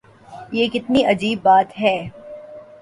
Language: Urdu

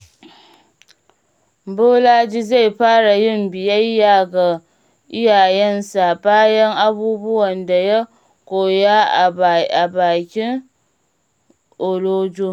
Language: Hausa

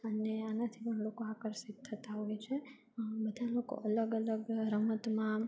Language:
Gujarati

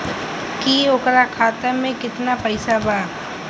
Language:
Bhojpuri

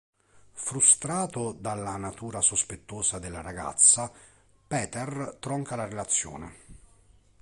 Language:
Italian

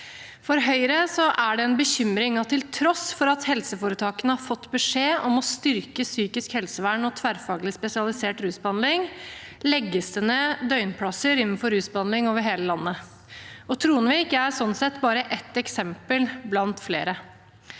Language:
Norwegian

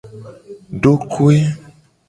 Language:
Gen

